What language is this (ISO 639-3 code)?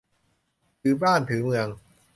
tha